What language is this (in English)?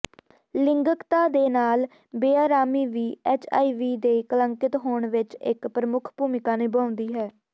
Punjabi